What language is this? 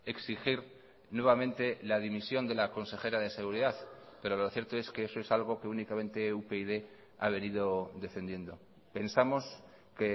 Spanish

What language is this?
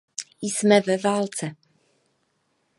Czech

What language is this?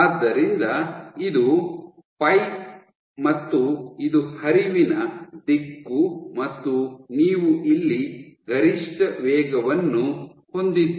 Kannada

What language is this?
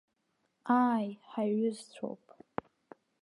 Abkhazian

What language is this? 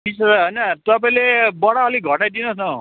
Nepali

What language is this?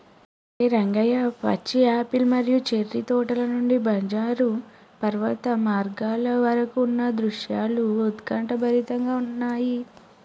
Telugu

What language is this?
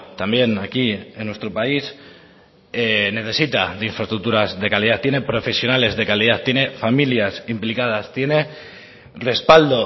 Spanish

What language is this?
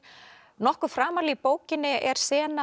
Icelandic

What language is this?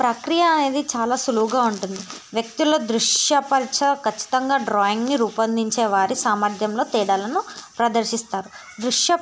Telugu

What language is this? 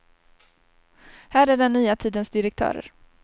Swedish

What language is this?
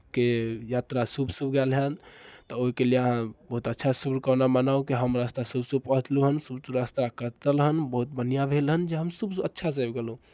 Maithili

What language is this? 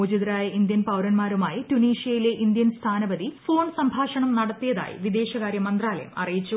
Malayalam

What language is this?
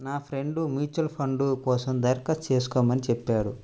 Telugu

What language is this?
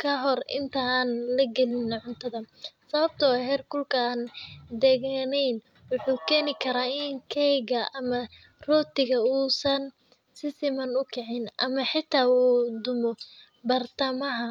Somali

